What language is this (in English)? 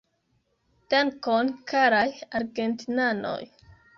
Esperanto